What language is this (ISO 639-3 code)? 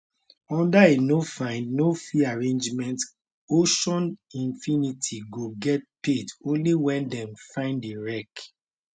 pcm